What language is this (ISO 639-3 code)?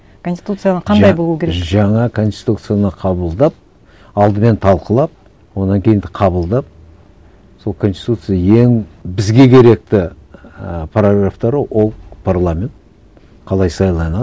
kaz